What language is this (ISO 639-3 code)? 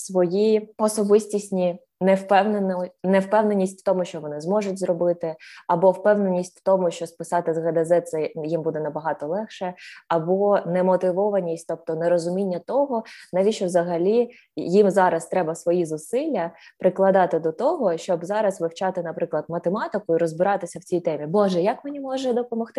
ukr